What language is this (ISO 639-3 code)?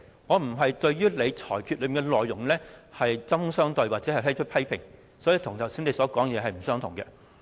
yue